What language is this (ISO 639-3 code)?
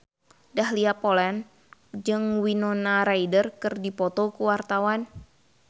sun